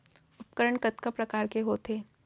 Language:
Chhattisgarhi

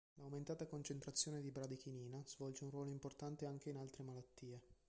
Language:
Italian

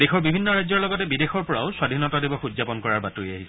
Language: Assamese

